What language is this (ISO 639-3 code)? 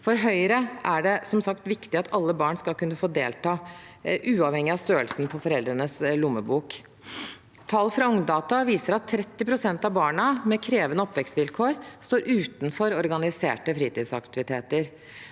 nor